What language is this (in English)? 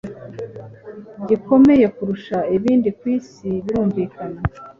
Kinyarwanda